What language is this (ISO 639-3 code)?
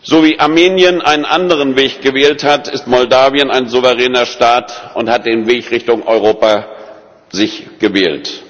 deu